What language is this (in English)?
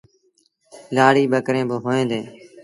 Sindhi Bhil